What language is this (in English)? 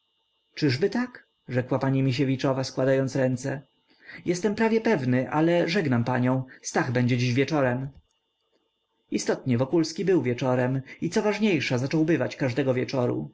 Polish